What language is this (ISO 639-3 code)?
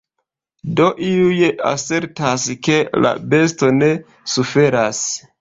epo